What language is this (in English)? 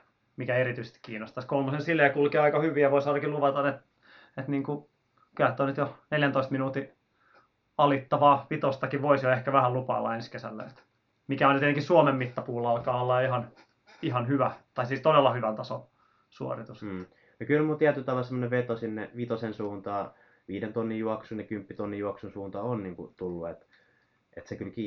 Finnish